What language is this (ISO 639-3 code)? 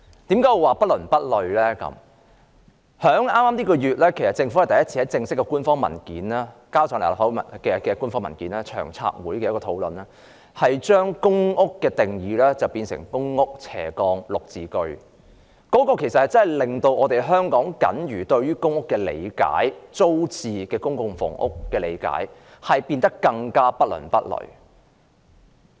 yue